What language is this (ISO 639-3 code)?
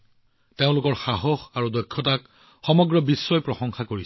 asm